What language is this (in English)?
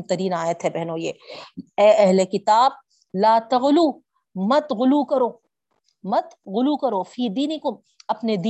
Urdu